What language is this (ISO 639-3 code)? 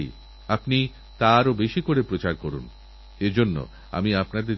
ben